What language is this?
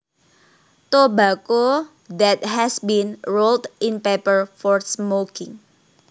Javanese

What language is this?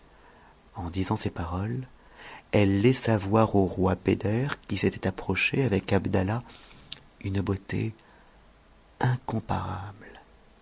French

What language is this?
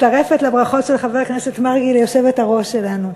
Hebrew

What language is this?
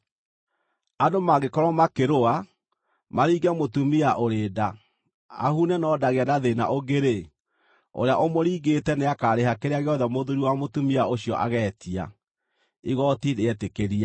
Kikuyu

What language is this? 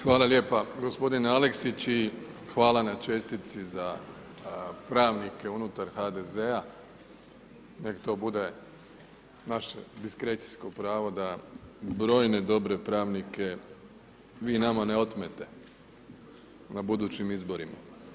Croatian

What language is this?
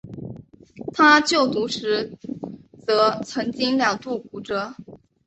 Chinese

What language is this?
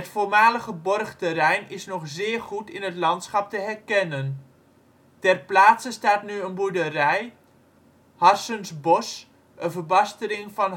Dutch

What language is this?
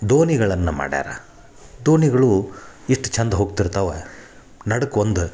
Kannada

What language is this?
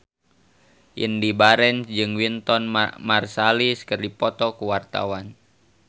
Sundanese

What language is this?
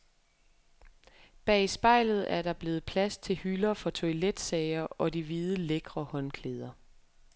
Danish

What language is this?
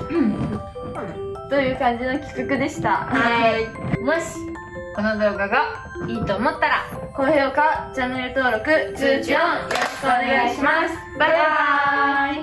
Japanese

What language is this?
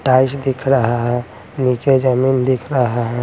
Hindi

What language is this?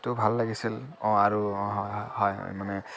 Assamese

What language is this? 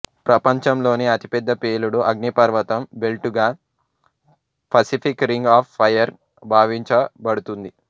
Telugu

